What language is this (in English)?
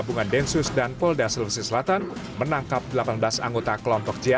Indonesian